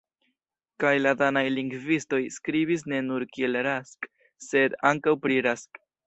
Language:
Esperanto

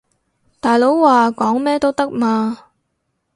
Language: Cantonese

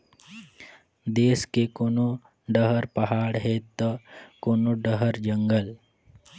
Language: Chhattisgarhi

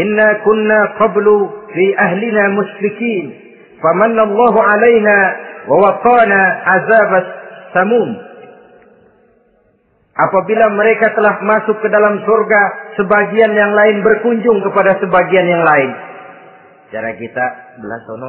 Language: Indonesian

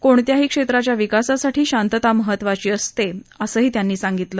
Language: Marathi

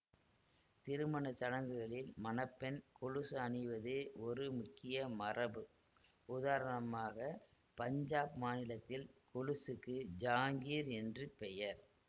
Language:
Tamil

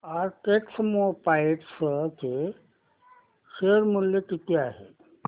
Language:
Marathi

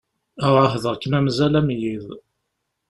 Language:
Kabyle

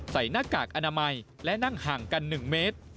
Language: Thai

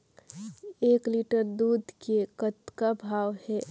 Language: Chhattisgarhi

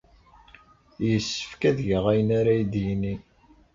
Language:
Kabyle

